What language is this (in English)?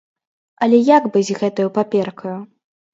Belarusian